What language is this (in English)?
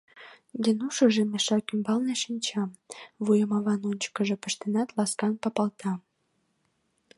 Mari